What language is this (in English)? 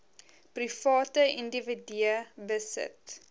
Afrikaans